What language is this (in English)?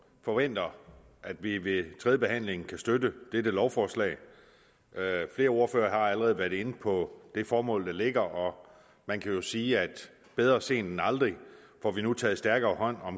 Danish